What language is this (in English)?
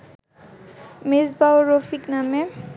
Bangla